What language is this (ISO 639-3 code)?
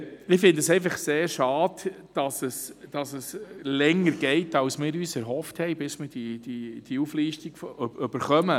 gsw